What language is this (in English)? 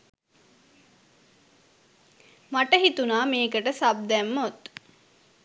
Sinhala